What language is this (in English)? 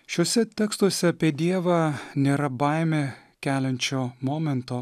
Lithuanian